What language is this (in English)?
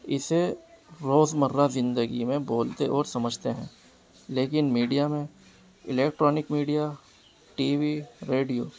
Urdu